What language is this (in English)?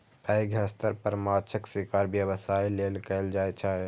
Maithili